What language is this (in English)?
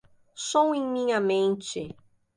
Portuguese